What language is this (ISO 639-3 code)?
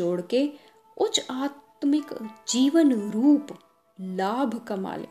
hin